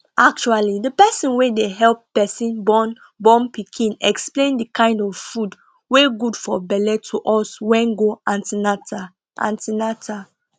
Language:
Nigerian Pidgin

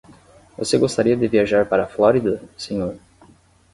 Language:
Portuguese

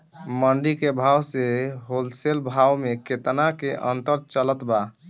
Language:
Bhojpuri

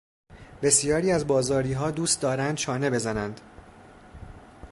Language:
Persian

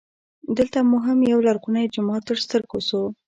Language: Pashto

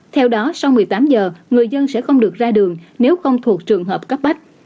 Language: Vietnamese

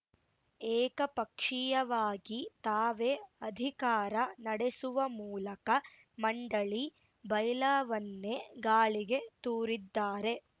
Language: Kannada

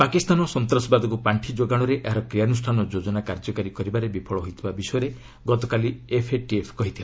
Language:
Odia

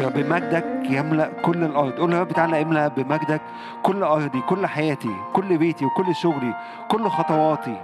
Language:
Arabic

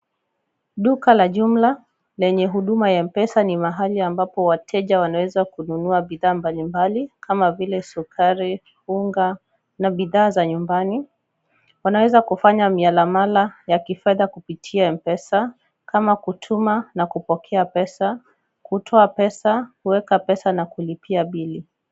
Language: Swahili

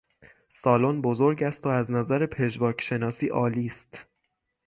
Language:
Persian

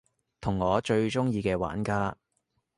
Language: Cantonese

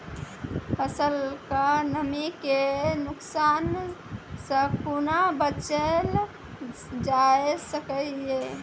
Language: Maithili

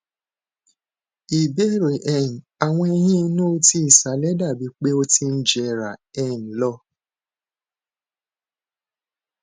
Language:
Yoruba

